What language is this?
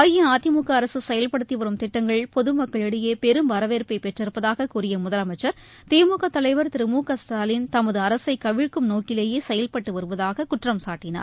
Tamil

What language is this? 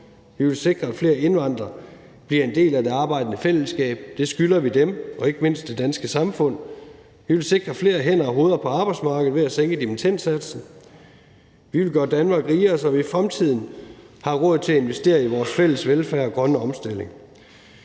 Danish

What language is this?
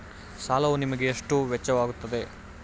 Kannada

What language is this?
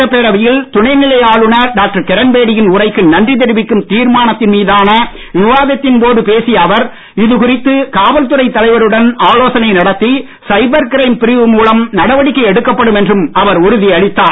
Tamil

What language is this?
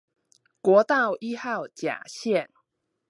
Chinese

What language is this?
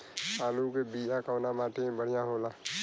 Bhojpuri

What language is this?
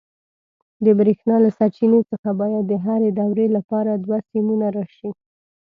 Pashto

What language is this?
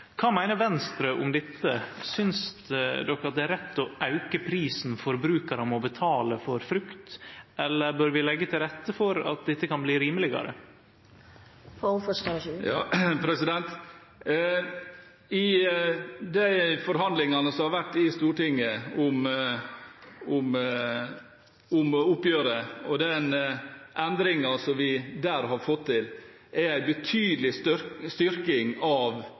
Norwegian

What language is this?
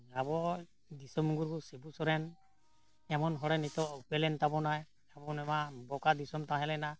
Santali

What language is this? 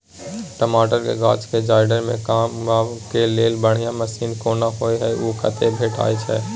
Maithili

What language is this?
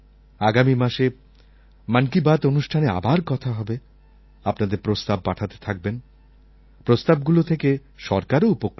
Bangla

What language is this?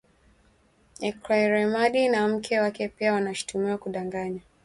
Swahili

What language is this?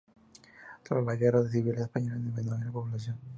Spanish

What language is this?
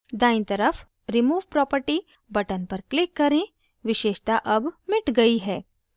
Hindi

